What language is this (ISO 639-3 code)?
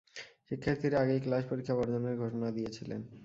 ben